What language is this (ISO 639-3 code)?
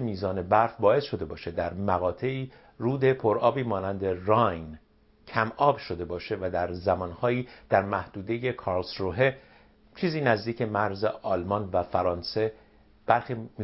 fas